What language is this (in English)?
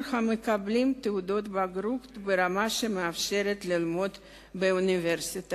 Hebrew